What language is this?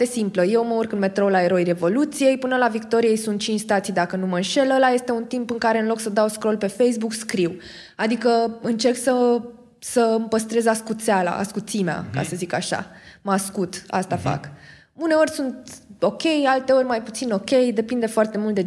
Romanian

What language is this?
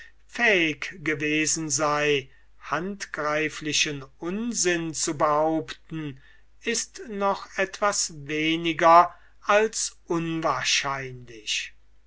German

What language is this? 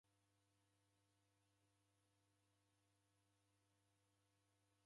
Taita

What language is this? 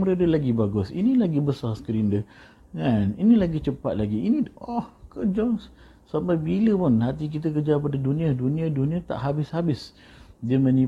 Malay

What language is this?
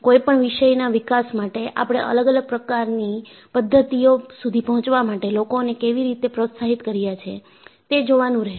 Gujarati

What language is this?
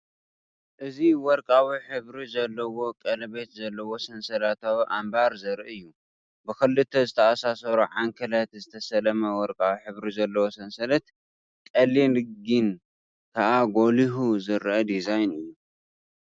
Tigrinya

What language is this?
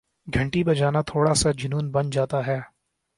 Urdu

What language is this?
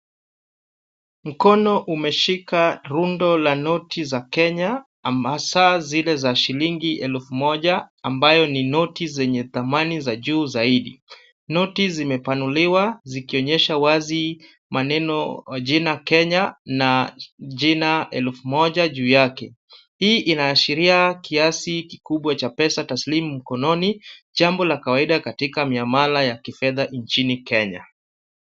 Swahili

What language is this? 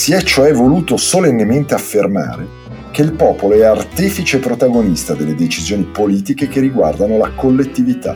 Italian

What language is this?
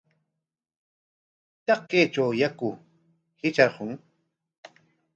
Corongo Ancash Quechua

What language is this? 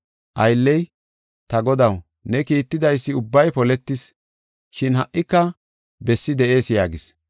Gofa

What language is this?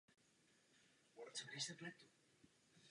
Czech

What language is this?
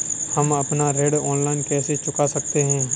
Hindi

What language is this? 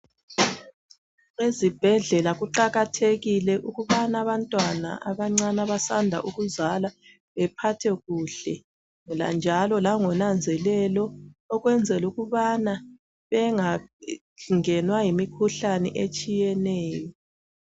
North Ndebele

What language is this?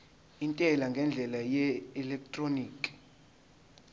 Zulu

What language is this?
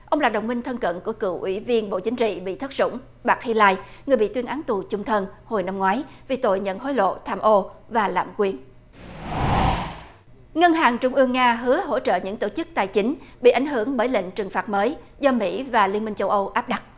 Vietnamese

